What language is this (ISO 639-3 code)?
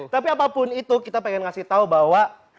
ind